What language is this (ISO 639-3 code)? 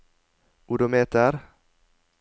nor